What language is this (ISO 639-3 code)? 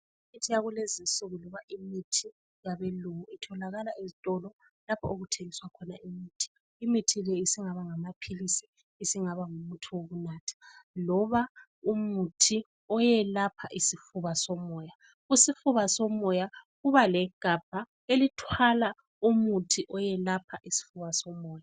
nde